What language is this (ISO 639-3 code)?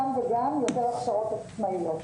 heb